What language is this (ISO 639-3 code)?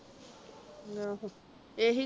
pan